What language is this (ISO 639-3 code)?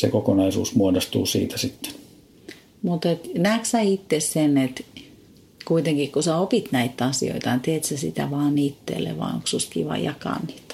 fin